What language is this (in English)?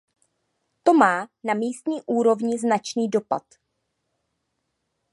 Czech